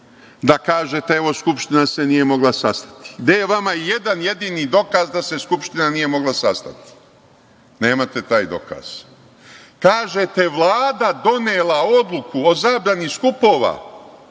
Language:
Serbian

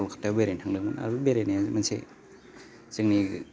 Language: Bodo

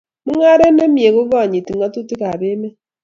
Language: Kalenjin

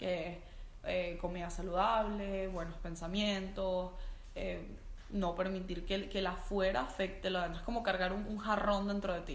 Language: Spanish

